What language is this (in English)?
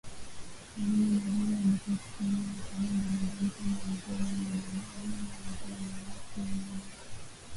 Swahili